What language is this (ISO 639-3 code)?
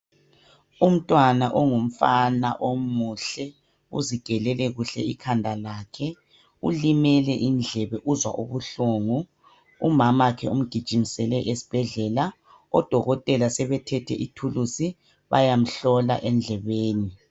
nde